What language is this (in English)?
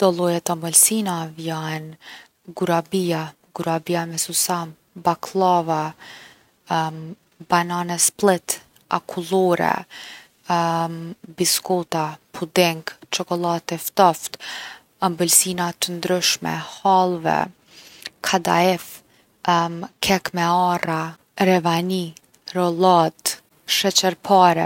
Gheg Albanian